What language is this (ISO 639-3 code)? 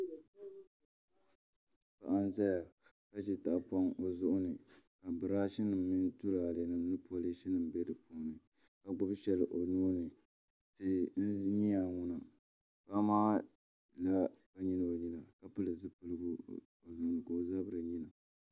dag